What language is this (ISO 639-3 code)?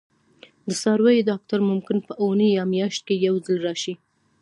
pus